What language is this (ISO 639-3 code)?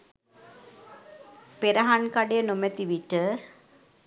sin